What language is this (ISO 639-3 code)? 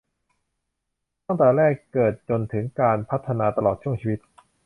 tha